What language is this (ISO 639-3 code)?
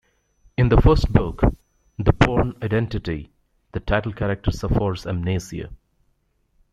eng